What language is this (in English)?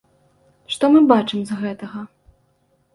Belarusian